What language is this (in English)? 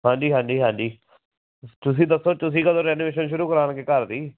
Punjabi